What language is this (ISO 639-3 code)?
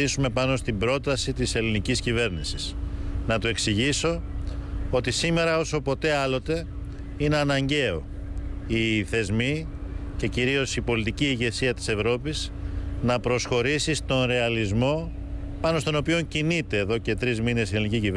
ell